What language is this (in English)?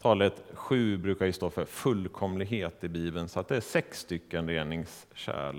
Swedish